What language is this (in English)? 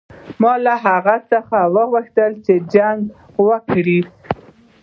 Pashto